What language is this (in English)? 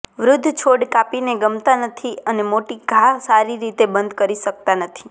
Gujarati